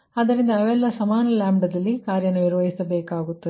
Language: Kannada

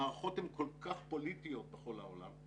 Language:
Hebrew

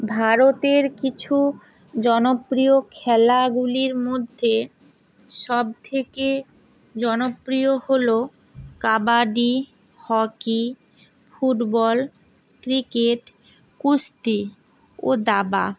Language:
Bangla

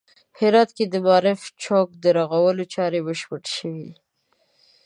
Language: Pashto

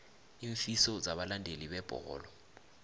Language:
South Ndebele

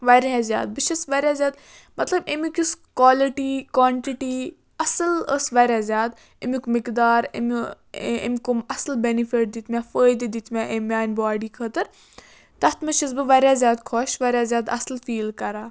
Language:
Kashmiri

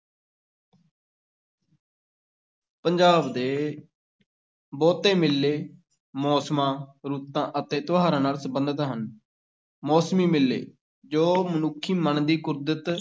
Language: Punjabi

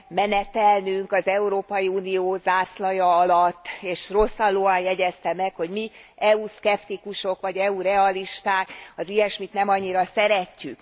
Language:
Hungarian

